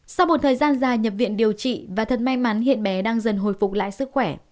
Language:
Vietnamese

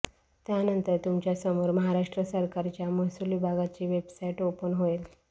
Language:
Marathi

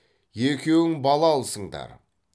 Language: Kazakh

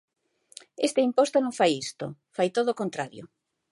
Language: Galician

